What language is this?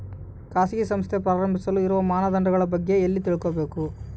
Kannada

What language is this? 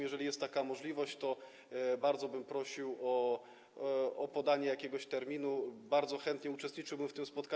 Polish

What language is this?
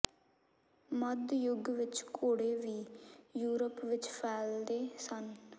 Punjabi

